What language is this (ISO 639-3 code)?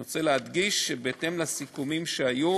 heb